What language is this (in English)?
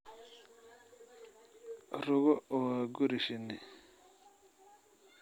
Somali